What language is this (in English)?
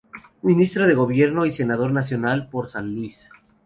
Spanish